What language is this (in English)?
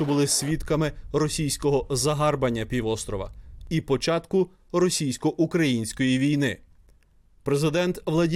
Ukrainian